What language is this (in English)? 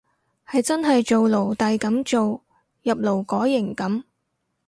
Cantonese